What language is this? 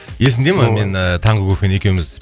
Kazakh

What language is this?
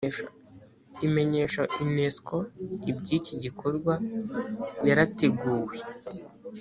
Kinyarwanda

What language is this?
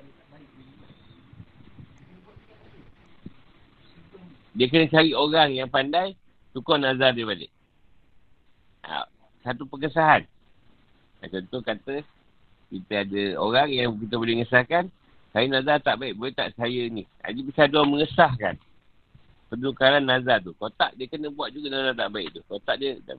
Malay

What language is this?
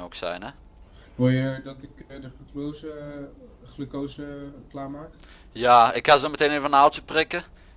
Dutch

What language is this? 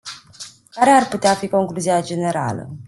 Romanian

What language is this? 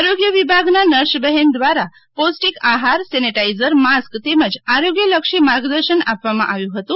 Gujarati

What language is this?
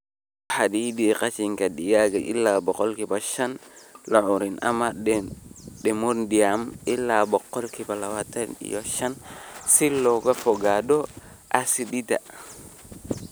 Somali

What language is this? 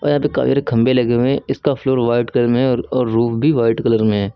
Hindi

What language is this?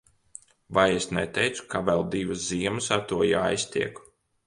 Latvian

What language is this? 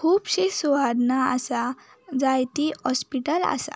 Konkani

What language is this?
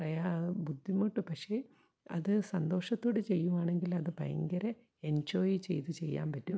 Malayalam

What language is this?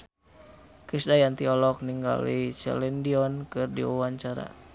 Sundanese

